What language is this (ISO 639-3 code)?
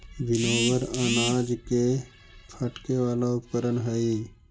mag